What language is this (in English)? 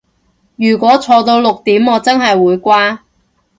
Cantonese